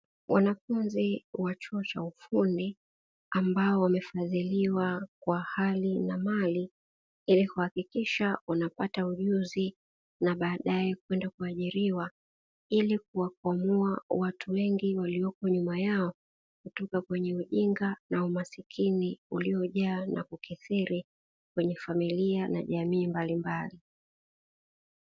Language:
Swahili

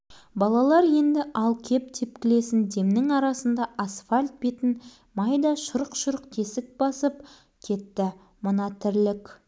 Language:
Kazakh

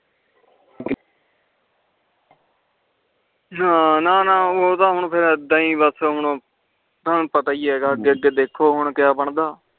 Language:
Punjabi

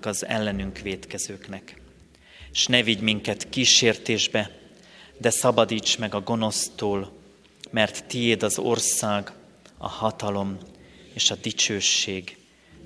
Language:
Hungarian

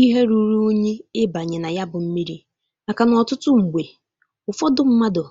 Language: Igbo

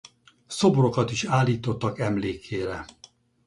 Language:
Hungarian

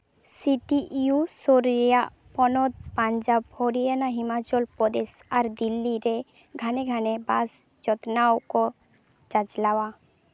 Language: Santali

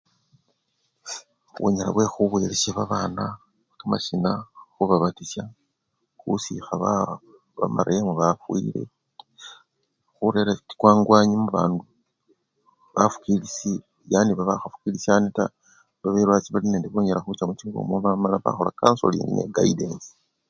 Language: Luyia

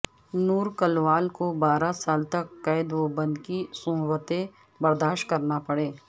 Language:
Urdu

